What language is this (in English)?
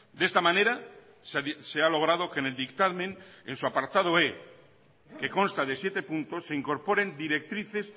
Spanish